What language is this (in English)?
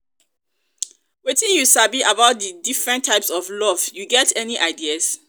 Nigerian Pidgin